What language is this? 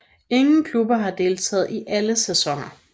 Danish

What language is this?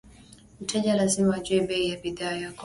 Swahili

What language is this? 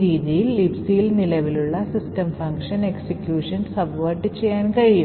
Malayalam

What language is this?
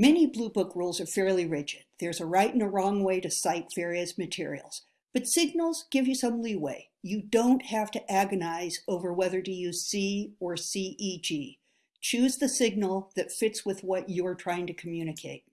English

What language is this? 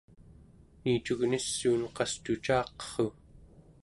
Central Yupik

